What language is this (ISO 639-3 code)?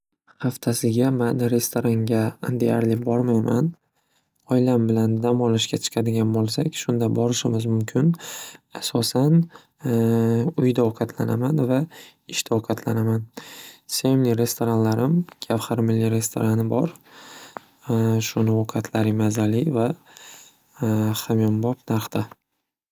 uzb